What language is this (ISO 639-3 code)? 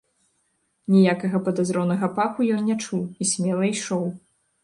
bel